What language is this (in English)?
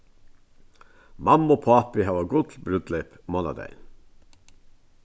Faroese